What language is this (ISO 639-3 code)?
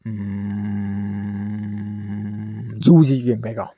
mni